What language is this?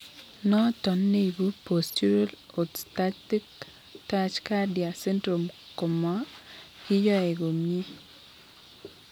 Kalenjin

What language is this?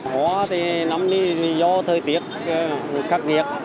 Vietnamese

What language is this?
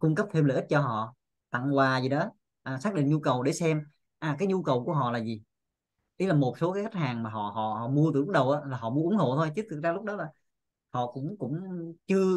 Vietnamese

